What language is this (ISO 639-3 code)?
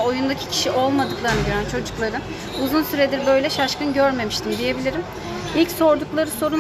tur